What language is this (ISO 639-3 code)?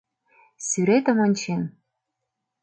chm